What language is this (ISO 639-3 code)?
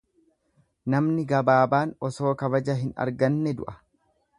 orm